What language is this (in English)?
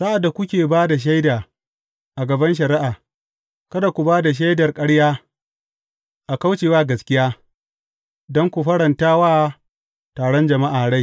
Hausa